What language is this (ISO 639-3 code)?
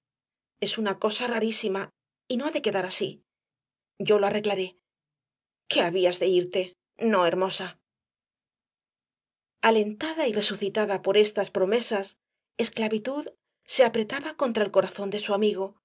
spa